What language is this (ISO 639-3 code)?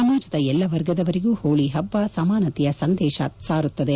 kan